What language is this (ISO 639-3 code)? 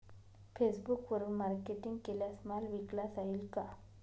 mar